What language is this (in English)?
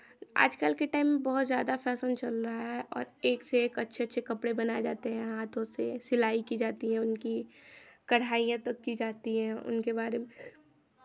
Hindi